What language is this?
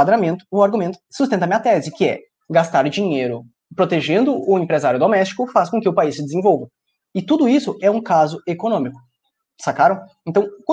Portuguese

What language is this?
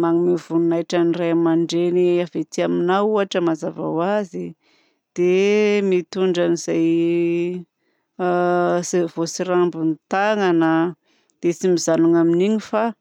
Southern Betsimisaraka Malagasy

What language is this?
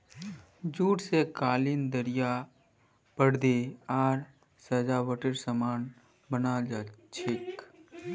Magahi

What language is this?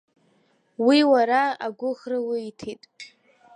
Abkhazian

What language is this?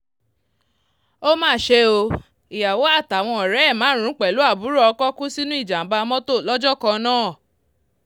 Yoruba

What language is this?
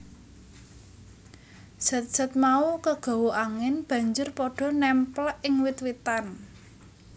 Javanese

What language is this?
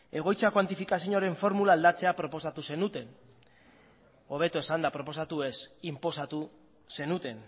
Basque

